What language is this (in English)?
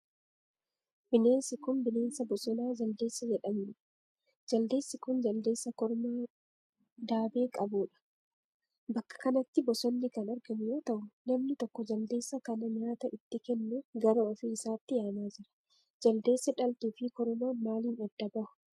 Oromo